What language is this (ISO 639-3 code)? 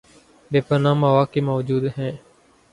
urd